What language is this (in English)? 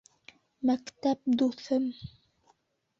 Bashkir